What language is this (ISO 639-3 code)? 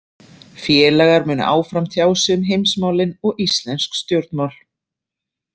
isl